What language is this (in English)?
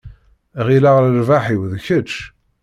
Kabyle